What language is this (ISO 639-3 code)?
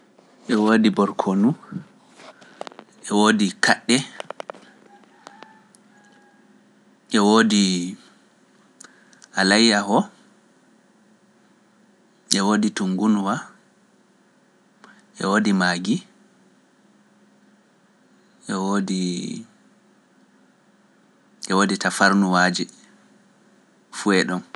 fuf